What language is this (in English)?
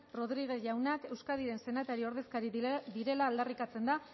Basque